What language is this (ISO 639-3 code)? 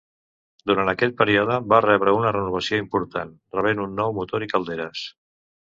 cat